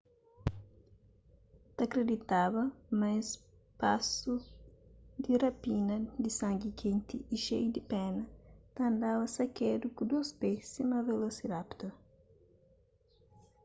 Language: Kabuverdianu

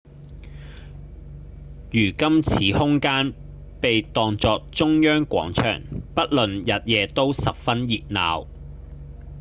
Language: Cantonese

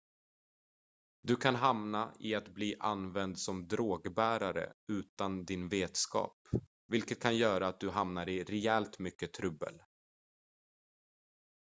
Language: Swedish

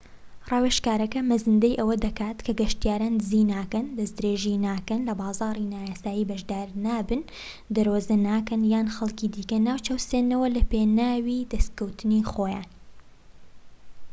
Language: Central Kurdish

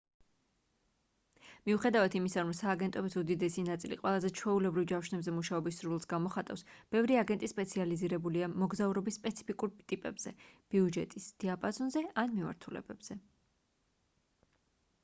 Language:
Georgian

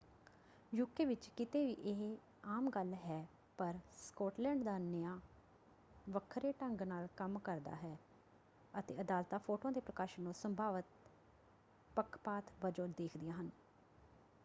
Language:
Punjabi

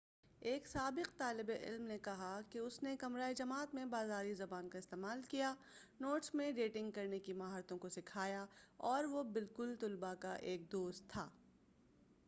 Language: Urdu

